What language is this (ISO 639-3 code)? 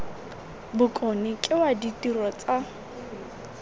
tsn